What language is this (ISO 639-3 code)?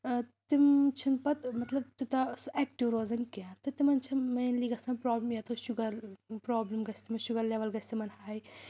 kas